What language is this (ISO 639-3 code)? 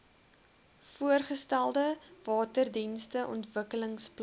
afr